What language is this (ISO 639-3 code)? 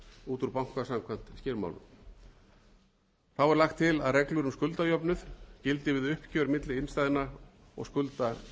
isl